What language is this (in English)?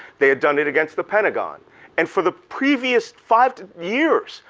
English